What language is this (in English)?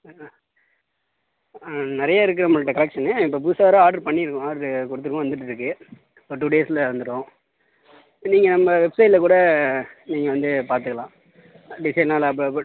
Tamil